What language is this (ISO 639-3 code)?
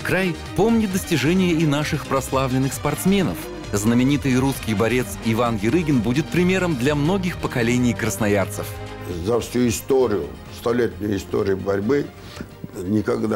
rus